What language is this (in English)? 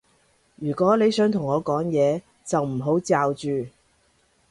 Cantonese